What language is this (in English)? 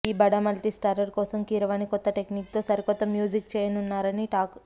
Telugu